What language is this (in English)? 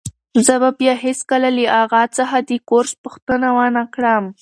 Pashto